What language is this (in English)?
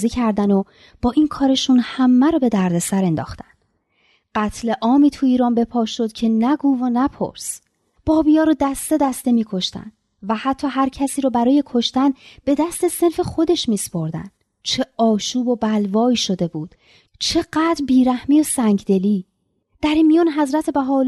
Persian